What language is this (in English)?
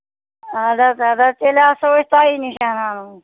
Kashmiri